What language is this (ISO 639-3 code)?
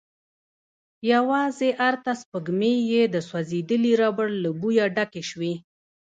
pus